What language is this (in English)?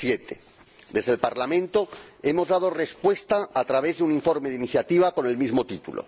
Spanish